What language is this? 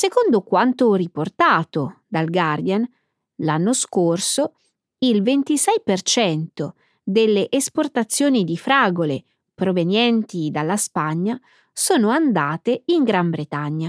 Italian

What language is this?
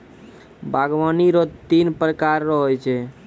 Maithili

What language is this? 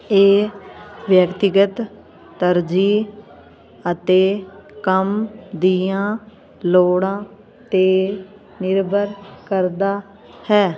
Punjabi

